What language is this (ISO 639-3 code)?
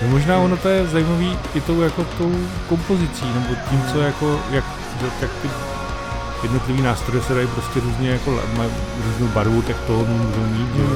ces